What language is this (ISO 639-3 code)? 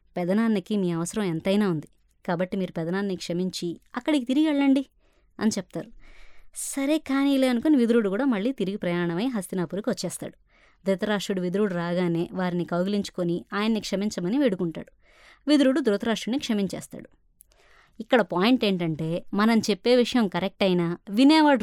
tel